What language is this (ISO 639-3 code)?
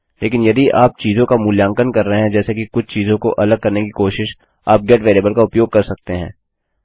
hin